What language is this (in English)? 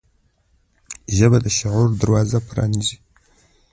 Pashto